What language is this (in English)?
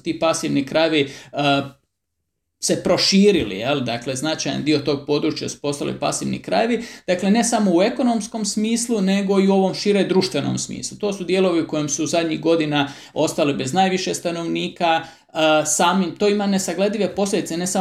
Croatian